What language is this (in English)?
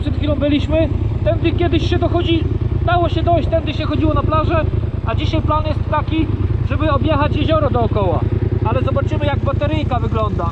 Polish